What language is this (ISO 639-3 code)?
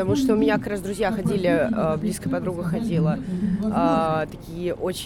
rus